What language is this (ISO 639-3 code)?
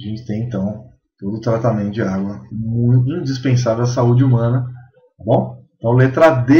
por